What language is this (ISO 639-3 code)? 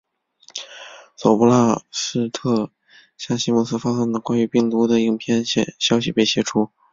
zho